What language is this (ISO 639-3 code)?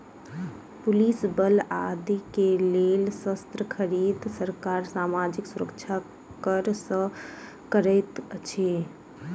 mai